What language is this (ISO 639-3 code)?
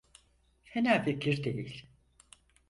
tur